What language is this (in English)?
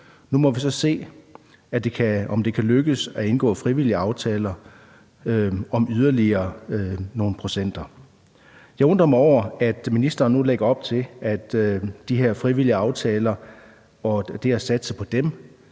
Danish